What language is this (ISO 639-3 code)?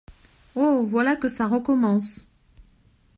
fra